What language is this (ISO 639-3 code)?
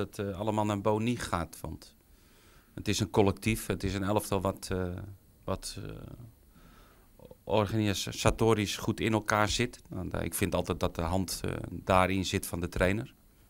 nld